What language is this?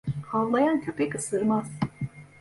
Turkish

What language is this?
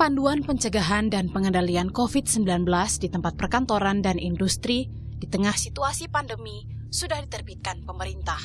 Indonesian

